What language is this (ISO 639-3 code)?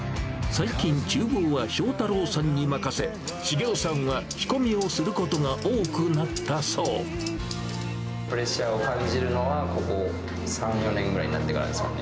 jpn